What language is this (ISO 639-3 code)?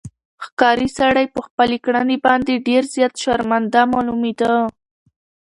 pus